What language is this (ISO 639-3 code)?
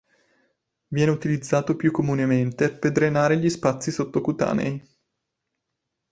ita